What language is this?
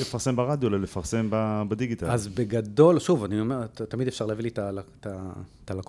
Hebrew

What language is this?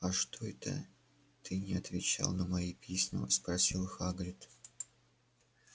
Russian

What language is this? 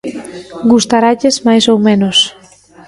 Galician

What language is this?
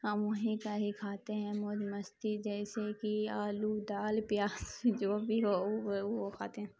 Urdu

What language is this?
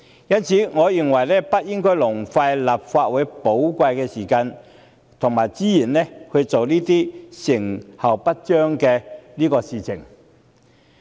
Cantonese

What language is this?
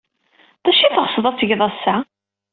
Kabyle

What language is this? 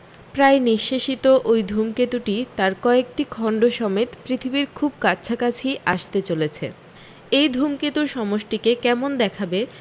Bangla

